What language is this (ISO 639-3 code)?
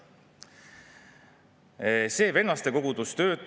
est